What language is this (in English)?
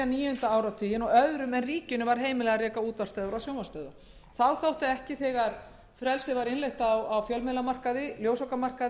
Icelandic